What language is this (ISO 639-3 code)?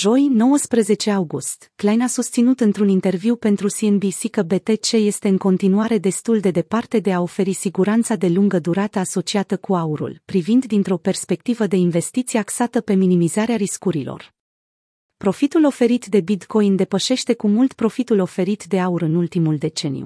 ron